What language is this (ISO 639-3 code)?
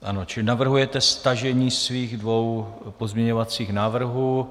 ces